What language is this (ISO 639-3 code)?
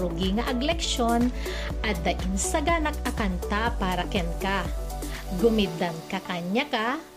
fil